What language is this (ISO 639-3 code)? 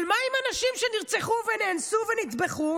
heb